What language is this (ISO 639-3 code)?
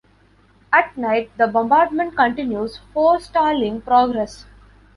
eng